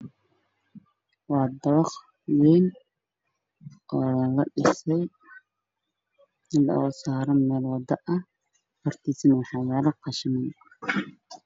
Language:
Somali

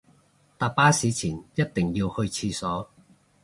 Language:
Cantonese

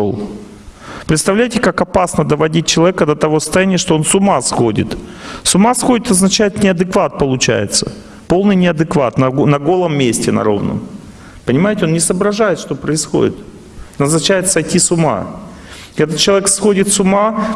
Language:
Russian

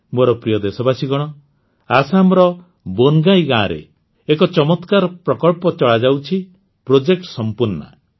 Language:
Odia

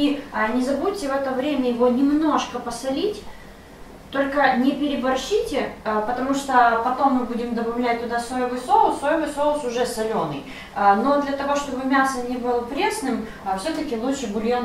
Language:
Russian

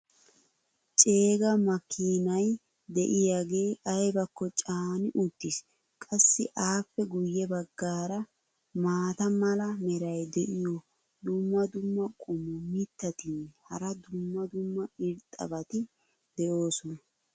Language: Wolaytta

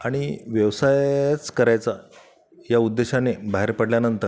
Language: Marathi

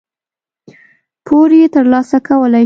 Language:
Pashto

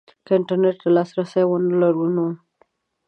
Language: Pashto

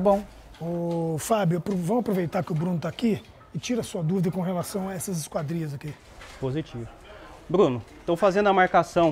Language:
Portuguese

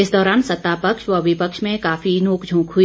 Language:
Hindi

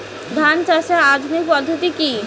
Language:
Bangla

